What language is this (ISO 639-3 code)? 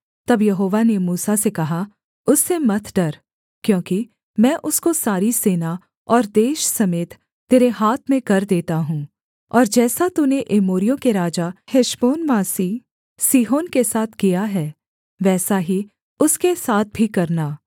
hin